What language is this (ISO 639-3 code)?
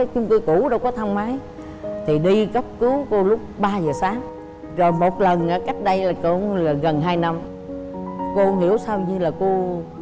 vie